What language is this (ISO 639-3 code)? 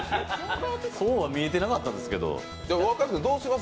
jpn